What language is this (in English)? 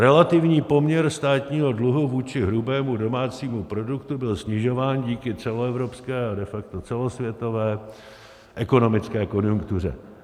Czech